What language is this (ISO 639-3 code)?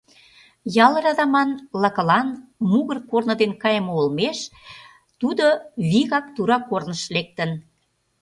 chm